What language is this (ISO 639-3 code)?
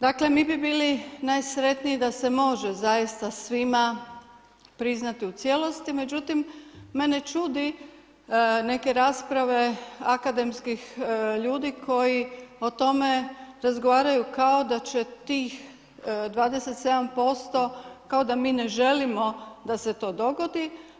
hrv